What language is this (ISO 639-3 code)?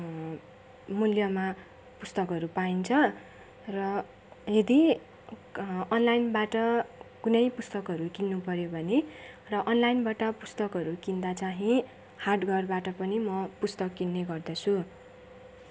nep